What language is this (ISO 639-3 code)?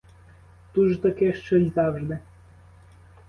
ukr